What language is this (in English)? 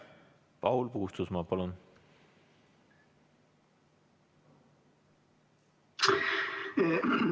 Estonian